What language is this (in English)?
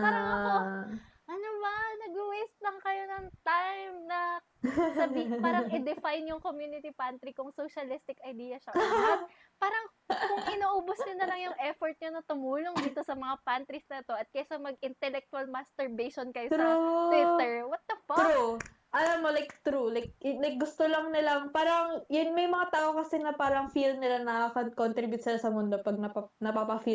Filipino